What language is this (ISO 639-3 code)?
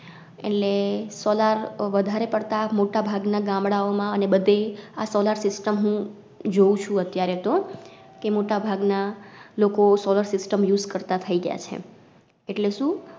guj